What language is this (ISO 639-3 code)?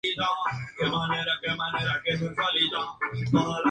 spa